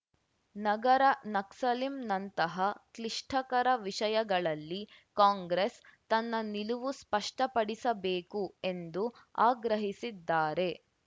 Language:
Kannada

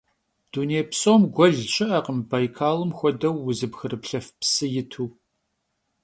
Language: Kabardian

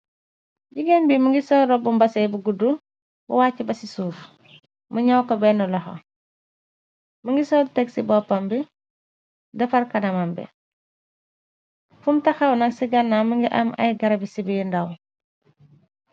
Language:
Wolof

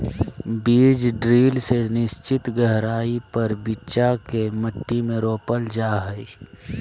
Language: Magahi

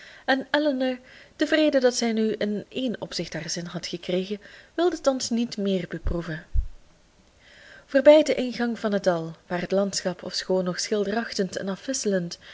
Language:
Dutch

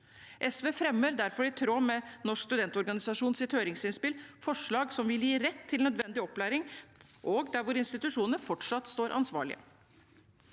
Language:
Norwegian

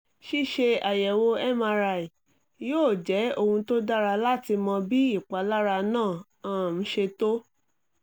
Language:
Yoruba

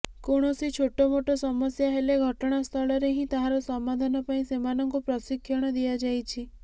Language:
Odia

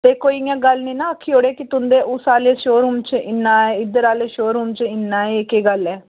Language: Dogri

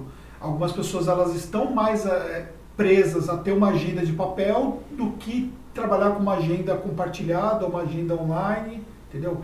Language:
Portuguese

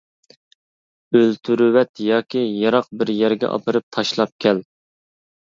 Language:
Uyghur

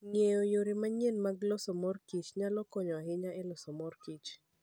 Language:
Luo (Kenya and Tanzania)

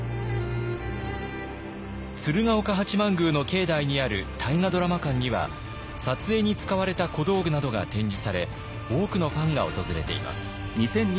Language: Japanese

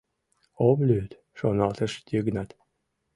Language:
Mari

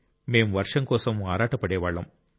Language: Telugu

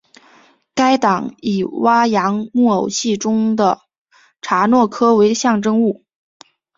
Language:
Chinese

